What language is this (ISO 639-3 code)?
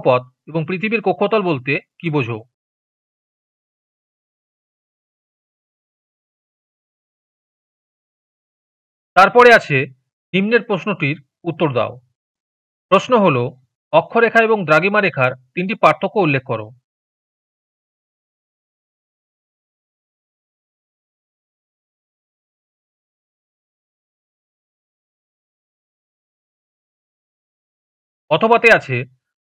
ben